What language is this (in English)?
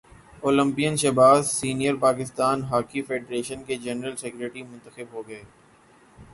Urdu